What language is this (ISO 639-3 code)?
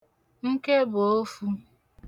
ibo